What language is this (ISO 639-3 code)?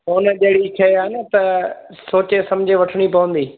snd